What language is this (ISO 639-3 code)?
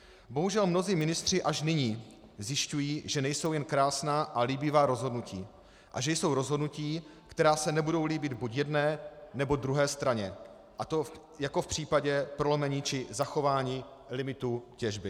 ces